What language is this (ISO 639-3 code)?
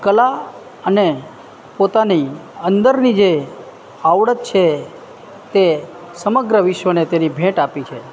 guj